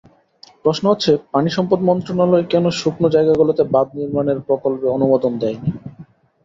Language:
Bangla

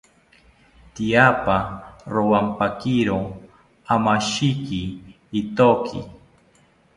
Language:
South Ucayali Ashéninka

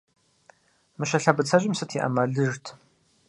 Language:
Kabardian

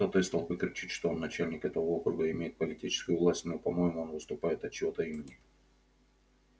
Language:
Russian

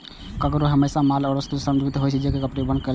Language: Maithili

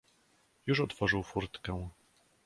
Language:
Polish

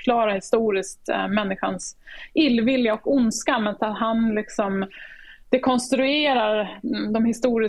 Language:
Swedish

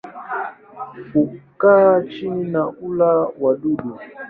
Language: Swahili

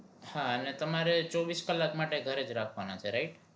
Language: Gujarati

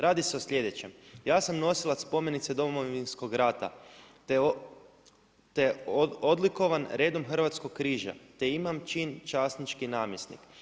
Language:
Croatian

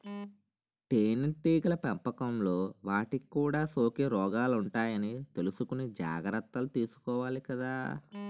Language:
Telugu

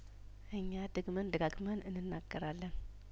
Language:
Amharic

